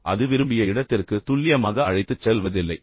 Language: Tamil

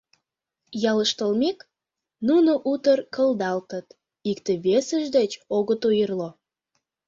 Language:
Mari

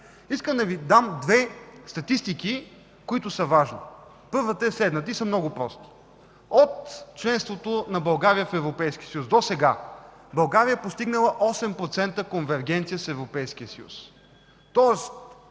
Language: Bulgarian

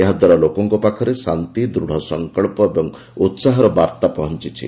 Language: Odia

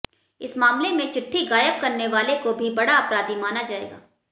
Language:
Hindi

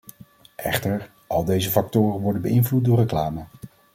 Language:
Dutch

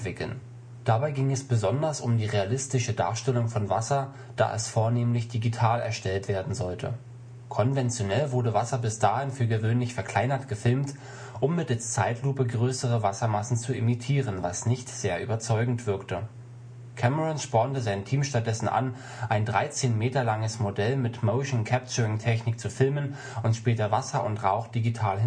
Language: German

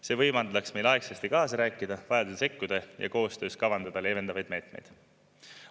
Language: Estonian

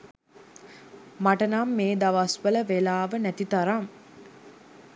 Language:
Sinhala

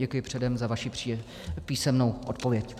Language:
Czech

